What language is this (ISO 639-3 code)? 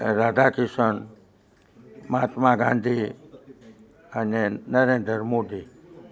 guj